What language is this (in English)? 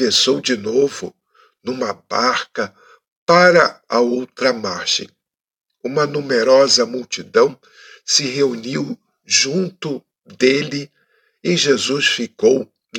Portuguese